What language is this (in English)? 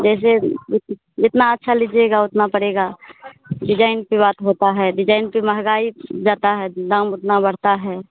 Hindi